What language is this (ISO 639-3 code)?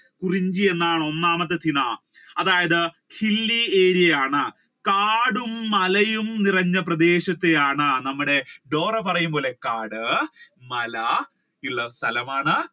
mal